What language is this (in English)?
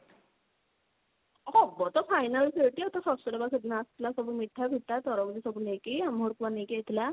Odia